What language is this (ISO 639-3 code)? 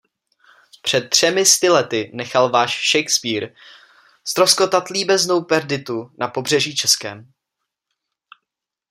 ces